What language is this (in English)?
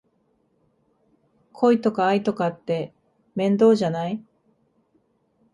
Japanese